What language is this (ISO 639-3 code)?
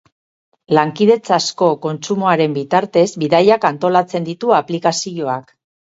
eus